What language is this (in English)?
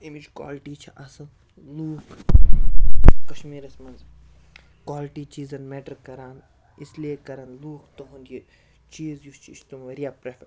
Kashmiri